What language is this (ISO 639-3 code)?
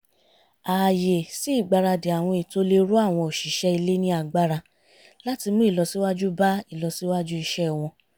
yor